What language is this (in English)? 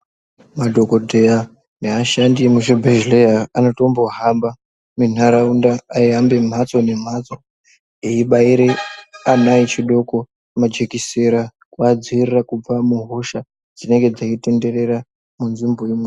Ndau